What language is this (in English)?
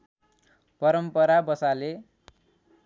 Nepali